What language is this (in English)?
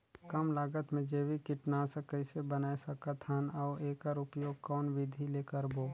Chhattisgarhi